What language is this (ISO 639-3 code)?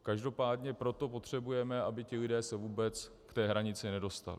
ces